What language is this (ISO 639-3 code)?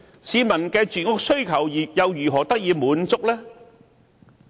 yue